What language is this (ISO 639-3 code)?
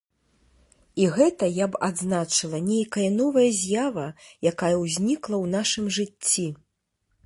bel